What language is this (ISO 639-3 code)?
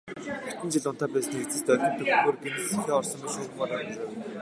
mon